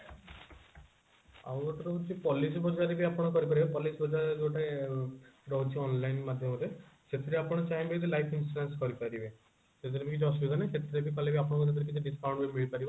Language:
Odia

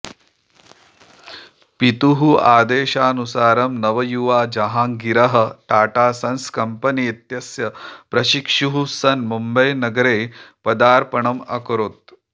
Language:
Sanskrit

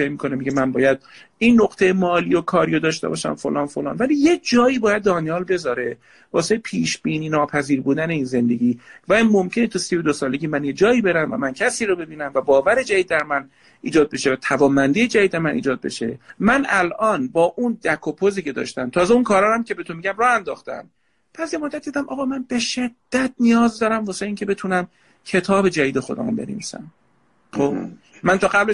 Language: Persian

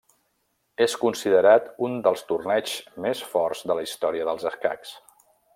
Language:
Catalan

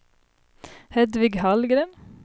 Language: Swedish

